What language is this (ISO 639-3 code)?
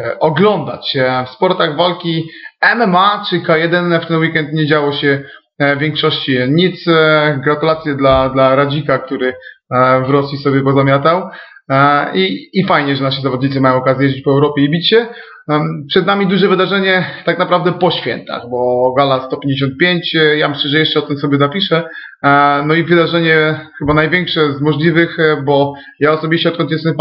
pol